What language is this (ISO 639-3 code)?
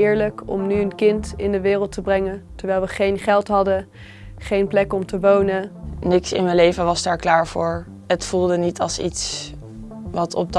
nld